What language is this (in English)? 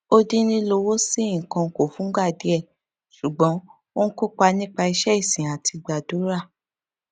Yoruba